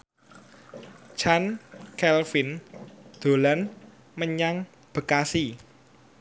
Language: Javanese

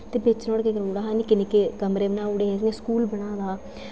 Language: Dogri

